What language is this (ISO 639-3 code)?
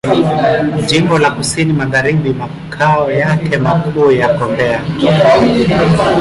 swa